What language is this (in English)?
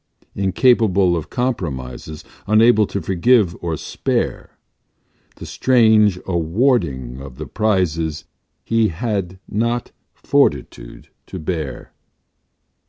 English